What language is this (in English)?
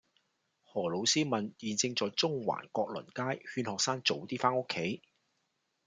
Cantonese